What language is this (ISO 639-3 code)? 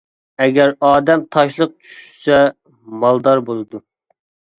uig